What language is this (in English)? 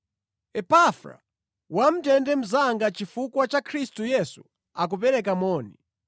Nyanja